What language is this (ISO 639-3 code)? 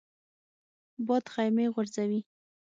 pus